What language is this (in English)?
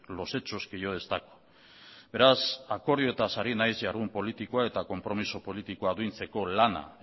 Basque